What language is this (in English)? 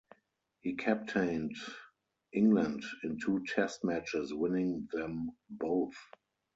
English